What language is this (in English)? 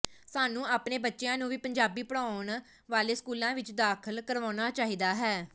Punjabi